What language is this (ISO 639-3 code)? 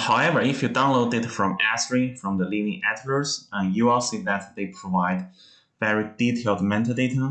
eng